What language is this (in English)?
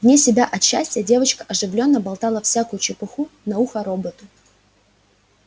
Russian